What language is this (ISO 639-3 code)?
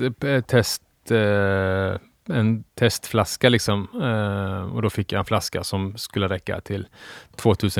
swe